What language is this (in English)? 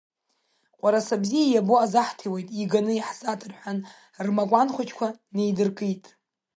Abkhazian